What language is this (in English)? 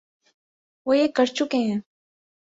Urdu